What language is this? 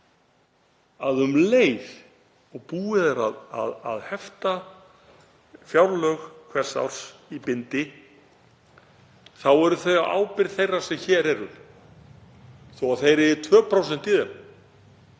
Icelandic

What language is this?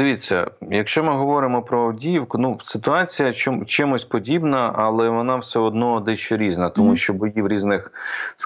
Ukrainian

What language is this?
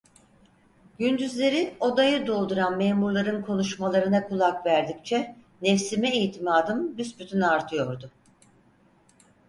Turkish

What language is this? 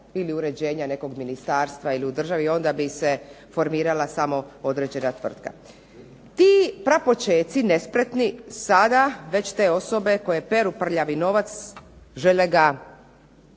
Croatian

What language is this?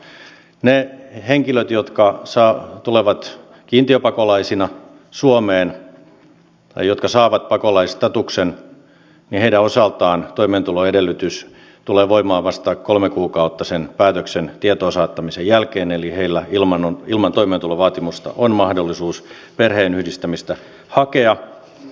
Finnish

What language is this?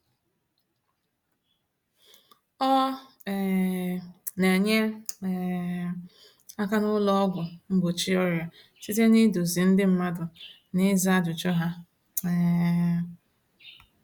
Igbo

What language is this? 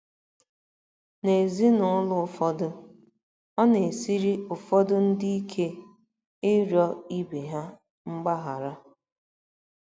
Igbo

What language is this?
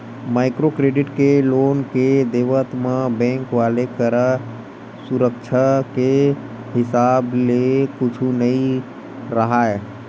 Chhattisgarhi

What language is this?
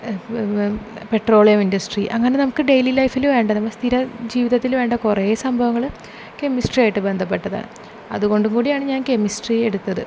Malayalam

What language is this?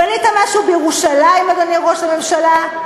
Hebrew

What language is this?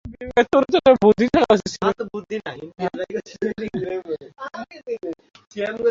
Bangla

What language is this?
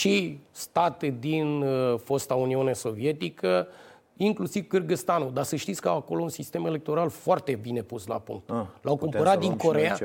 Romanian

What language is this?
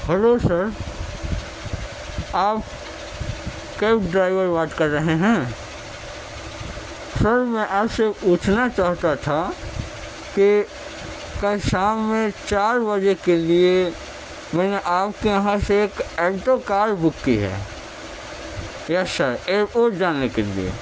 Urdu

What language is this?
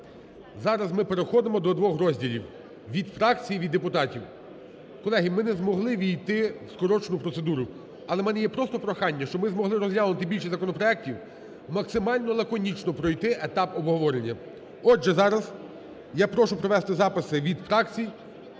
Ukrainian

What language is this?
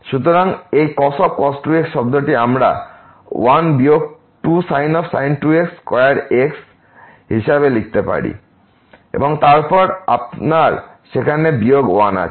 Bangla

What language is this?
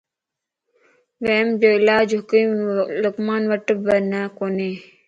Lasi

